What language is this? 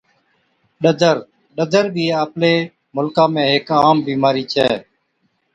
Od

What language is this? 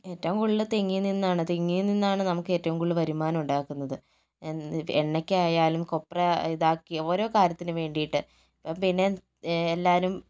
Malayalam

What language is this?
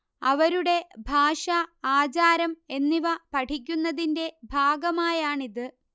Malayalam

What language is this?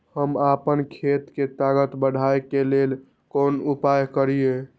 Maithili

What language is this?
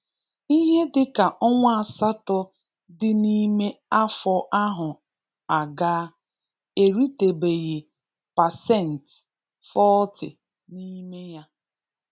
Igbo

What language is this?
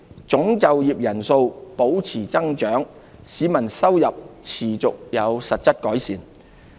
Cantonese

